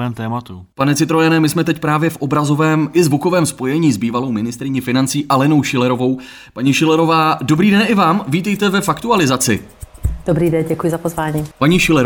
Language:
Czech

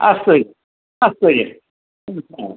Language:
Sanskrit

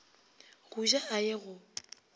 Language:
Northern Sotho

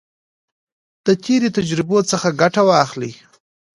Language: Pashto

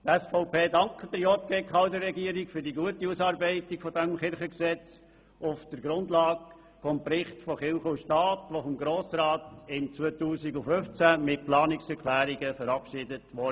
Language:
Swiss German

